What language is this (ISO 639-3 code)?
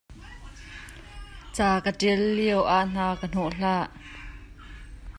cnh